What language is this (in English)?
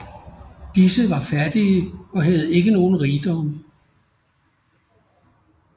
Danish